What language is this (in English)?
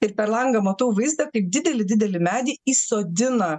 Lithuanian